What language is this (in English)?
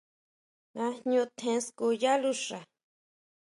Huautla Mazatec